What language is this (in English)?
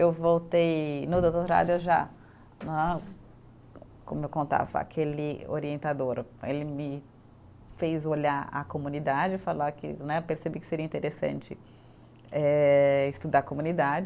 Portuguese